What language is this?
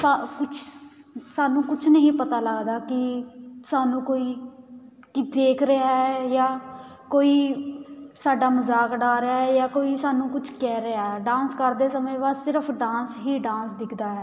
Punjabi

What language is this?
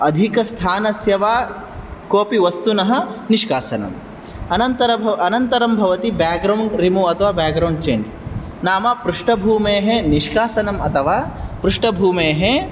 Sanskrit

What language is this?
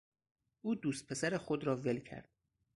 Persian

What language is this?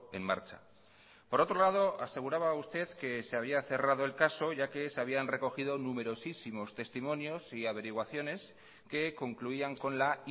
Spanish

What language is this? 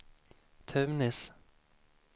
Swedish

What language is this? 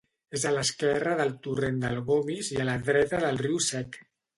Catalan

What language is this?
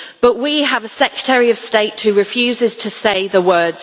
English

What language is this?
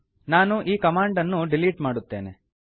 Kannada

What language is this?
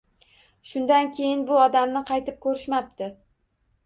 Uzbek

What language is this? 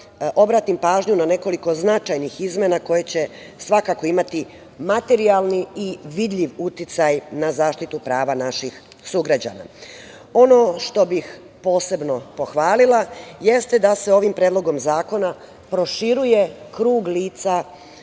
Serbian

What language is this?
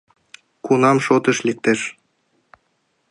Mari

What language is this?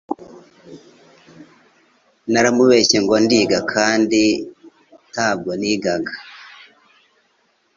Kinyarwanda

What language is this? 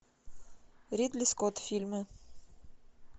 Russian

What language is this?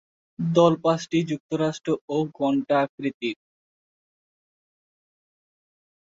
Bangla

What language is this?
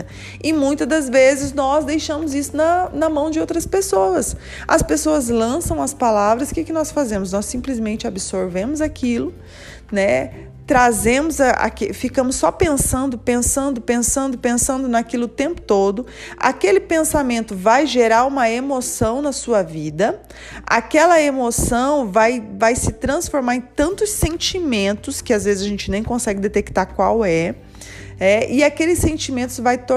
Portuguese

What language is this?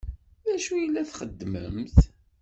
Kabyle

